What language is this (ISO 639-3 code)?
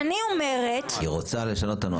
heb